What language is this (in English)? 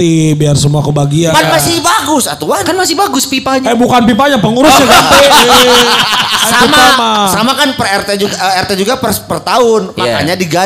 Indonesian